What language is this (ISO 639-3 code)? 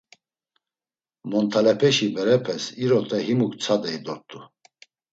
lzz